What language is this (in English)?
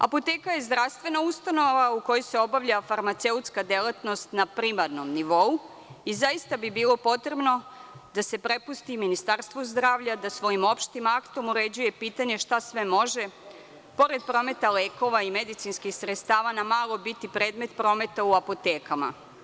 Serbian